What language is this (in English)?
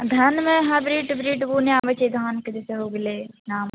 Maithili